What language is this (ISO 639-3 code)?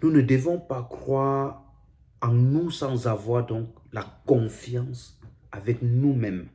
fra